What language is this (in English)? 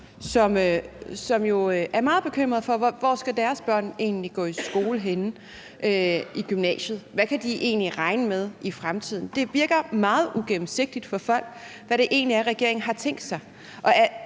Danish